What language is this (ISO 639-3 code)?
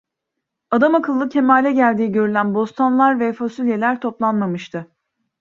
tur